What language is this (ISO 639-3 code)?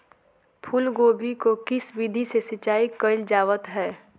mag